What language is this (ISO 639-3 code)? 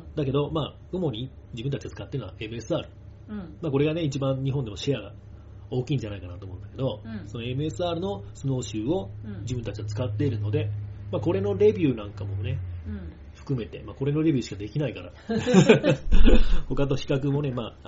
jpn